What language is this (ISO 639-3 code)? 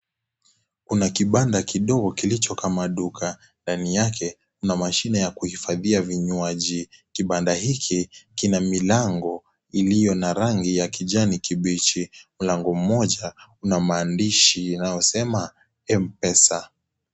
swa